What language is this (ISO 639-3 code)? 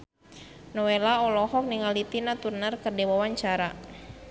sun